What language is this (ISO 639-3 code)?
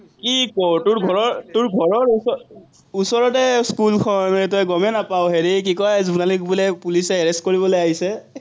asm